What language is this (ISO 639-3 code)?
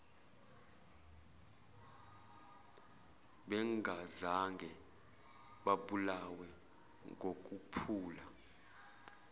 zul